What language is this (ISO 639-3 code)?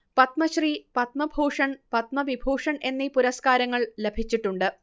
mal